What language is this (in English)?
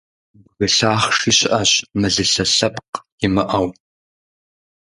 Kabardian